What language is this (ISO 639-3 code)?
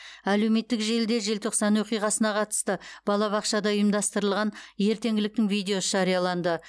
kaz